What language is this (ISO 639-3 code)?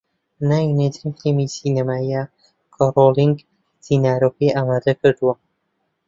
ckb